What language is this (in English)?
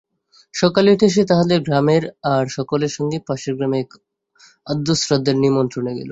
Bangla